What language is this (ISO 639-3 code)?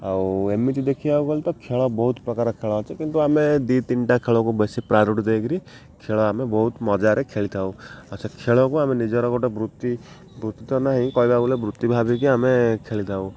ori